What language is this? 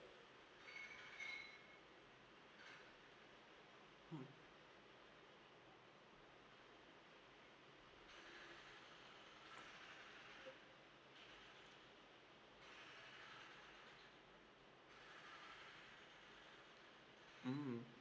English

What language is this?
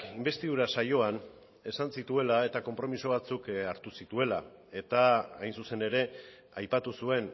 Basque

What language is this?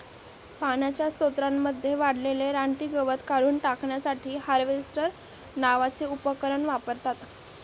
Marathi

